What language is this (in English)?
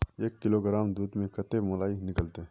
Magahi